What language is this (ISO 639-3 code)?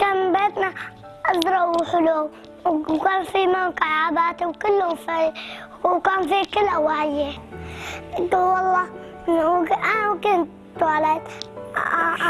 ara